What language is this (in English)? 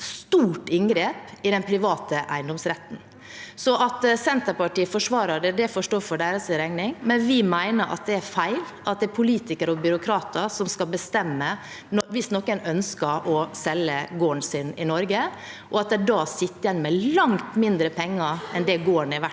Norwegian